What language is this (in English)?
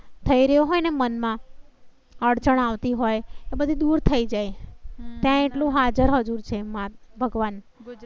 Gujarati